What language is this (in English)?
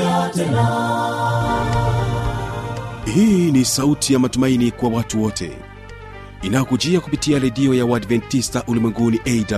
Swahili